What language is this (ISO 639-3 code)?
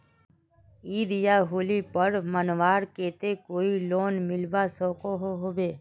mag